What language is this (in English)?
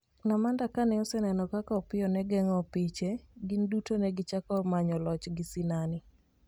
Luo (Kenya and Tanzania)